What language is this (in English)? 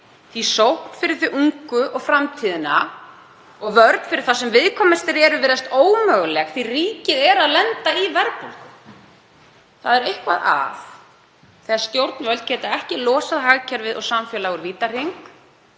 Icelandic